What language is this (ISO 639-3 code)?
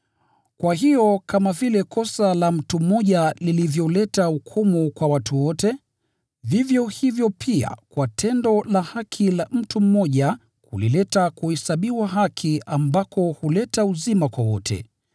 swa